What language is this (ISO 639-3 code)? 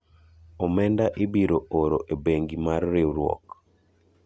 luo